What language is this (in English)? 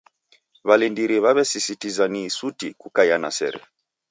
Taita